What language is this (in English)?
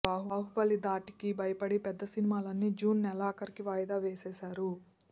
Telugu